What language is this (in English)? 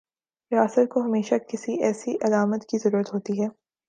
Urdu